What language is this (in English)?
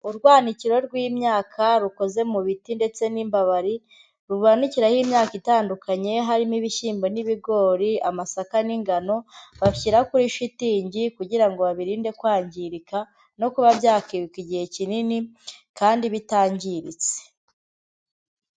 Kinyarwanda